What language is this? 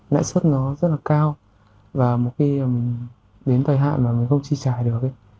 Vietnamese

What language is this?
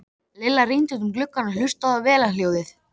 Icelandic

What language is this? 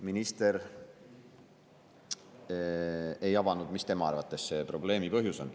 Estonian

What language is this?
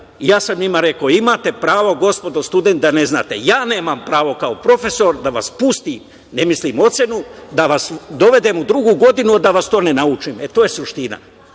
Serbian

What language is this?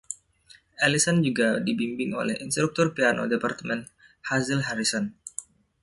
Indonesian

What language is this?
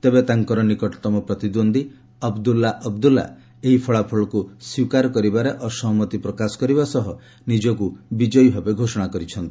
Odia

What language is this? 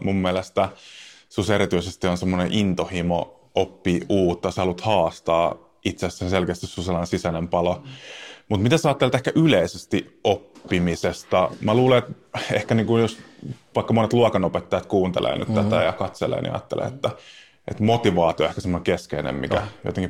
Finnish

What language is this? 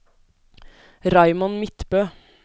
Norwegian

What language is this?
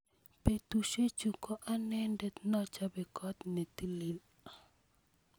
Kalenjin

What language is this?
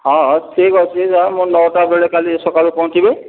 Odia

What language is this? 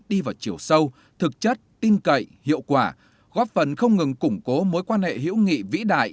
Vietnamese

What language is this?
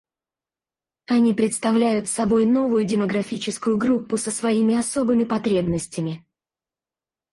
Russian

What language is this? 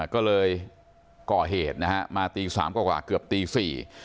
Thai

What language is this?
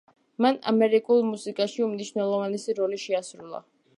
Georgian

